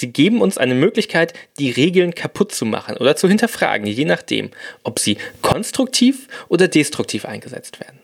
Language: German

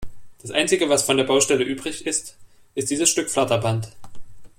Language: German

